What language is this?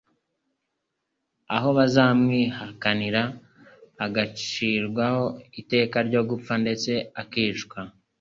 Kinyarwanda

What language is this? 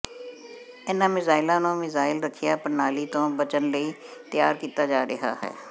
Punjabi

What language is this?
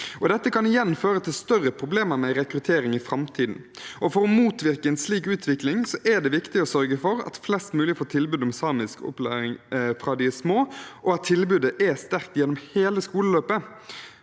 Norwegian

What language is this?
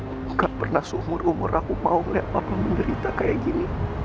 Indonesian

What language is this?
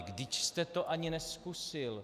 Czech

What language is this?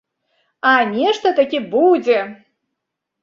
Belarusian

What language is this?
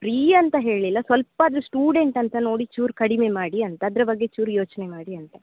Kannada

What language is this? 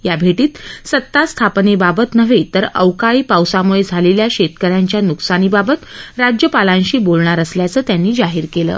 Marathi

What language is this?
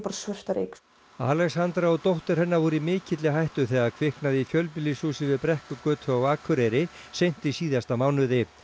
Icelandic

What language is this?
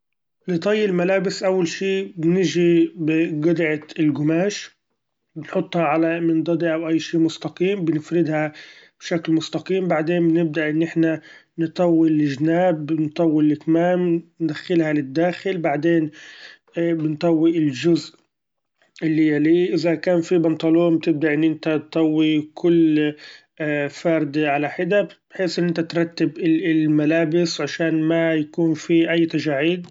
Gulf Arabic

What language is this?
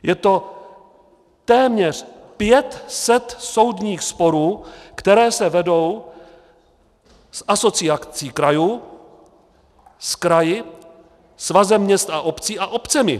Czech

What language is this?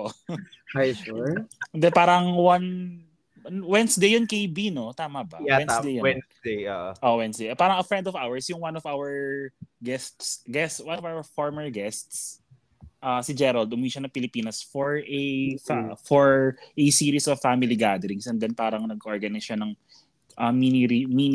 Filipino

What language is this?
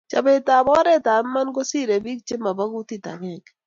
Kalenjin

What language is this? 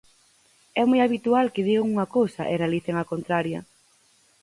Galician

